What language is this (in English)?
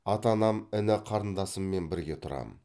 Kazakh